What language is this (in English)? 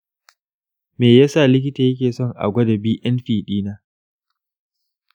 Hausa